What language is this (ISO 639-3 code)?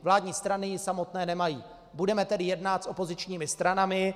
ces